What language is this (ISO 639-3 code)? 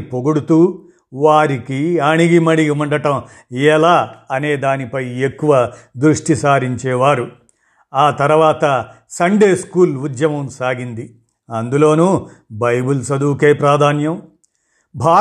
tel